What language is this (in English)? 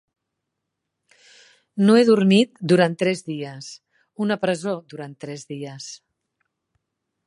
Catalan